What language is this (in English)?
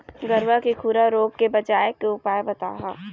Chhattisgarhi